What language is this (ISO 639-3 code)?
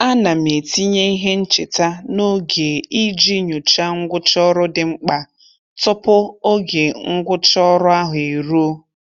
ibo